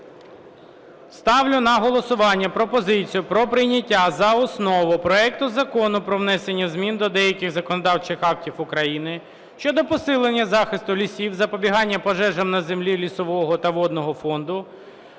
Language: Ukrainian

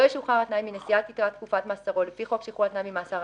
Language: Hebrew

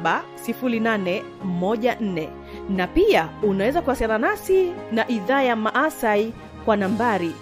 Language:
Swahili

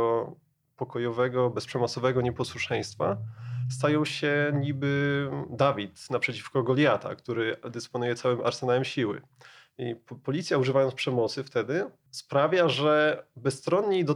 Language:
Polish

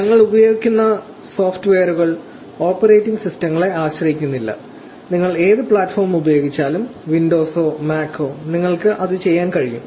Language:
Malayalam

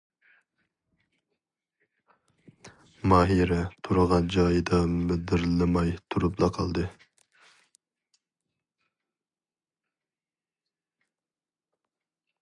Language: Uyghur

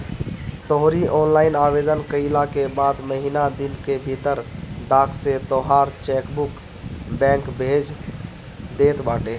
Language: Bhojpuri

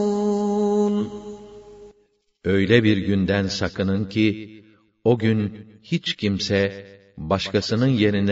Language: Turkish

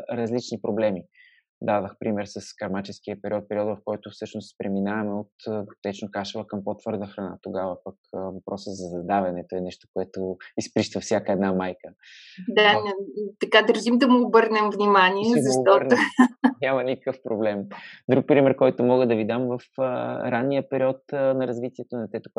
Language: Bulgarian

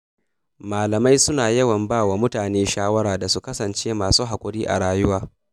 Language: Hausa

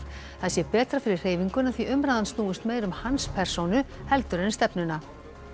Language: Icelandic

